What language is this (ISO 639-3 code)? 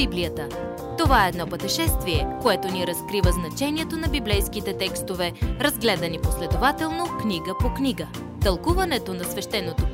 bul